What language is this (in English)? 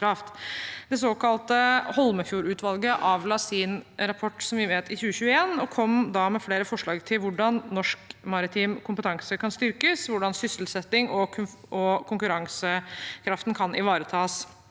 Norwegian